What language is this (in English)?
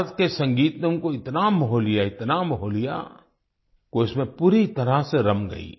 Hindi